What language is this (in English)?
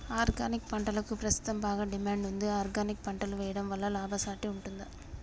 Telugu